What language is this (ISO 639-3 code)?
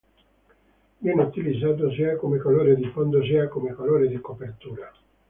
ita